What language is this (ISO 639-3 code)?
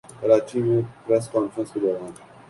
urd